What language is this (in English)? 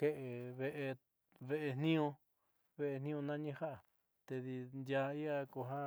Southeastern Nochixtlán Mixtec